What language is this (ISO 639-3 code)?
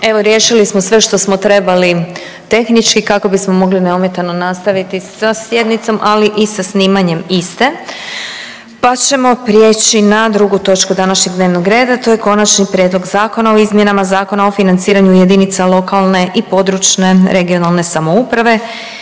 hrv